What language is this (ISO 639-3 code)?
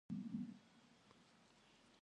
kbd